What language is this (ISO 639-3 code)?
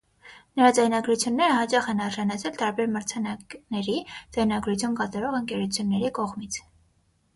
hye